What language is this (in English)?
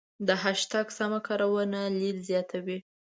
Pashto